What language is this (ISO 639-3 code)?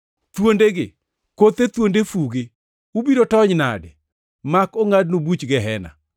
luo